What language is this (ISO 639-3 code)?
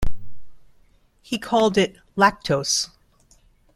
eng